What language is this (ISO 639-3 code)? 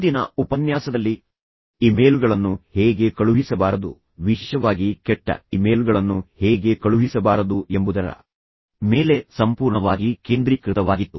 kan